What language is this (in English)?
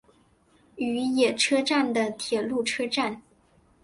Chinese